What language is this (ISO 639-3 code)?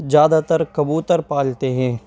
urd